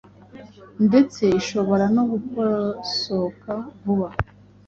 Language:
Kinyarwanda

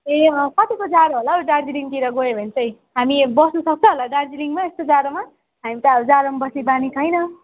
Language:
Nepali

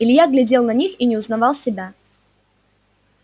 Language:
Russian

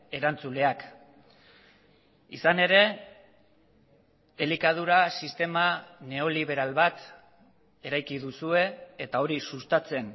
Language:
Basque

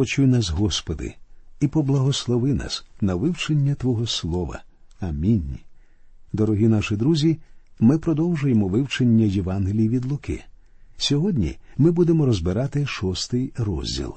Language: Ukrainian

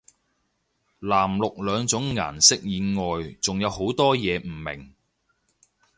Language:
Cantonese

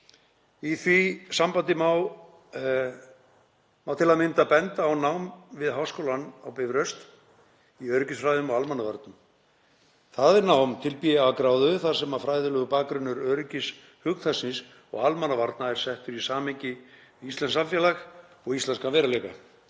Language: Icelandic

